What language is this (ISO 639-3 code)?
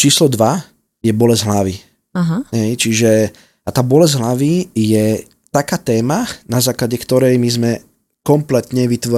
slk